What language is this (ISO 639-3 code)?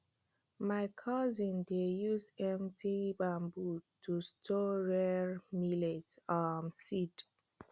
pcm